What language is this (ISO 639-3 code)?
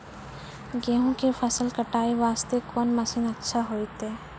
mai